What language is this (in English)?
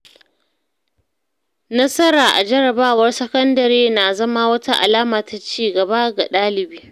Hausa